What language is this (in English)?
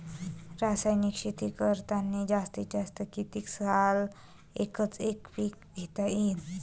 Marathi